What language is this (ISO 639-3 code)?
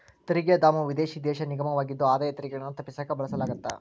kan